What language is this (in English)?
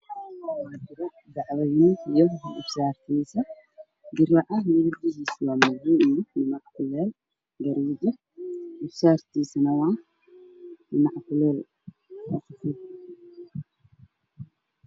Somali